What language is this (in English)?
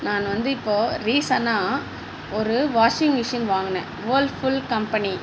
Tamil